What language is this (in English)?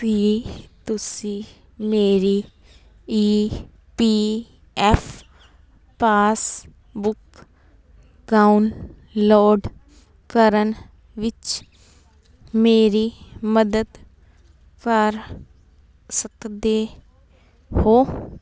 Punjabi